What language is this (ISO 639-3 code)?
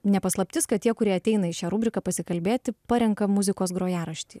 lit